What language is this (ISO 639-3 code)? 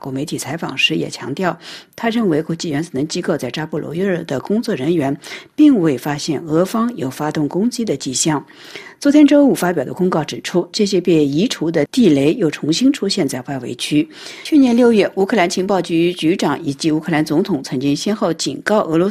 zho